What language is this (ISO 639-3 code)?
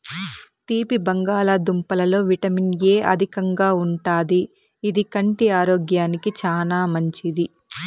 tel